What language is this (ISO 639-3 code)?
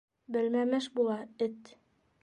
bak